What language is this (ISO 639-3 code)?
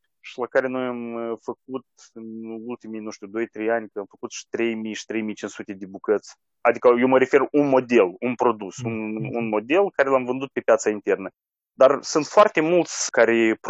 ron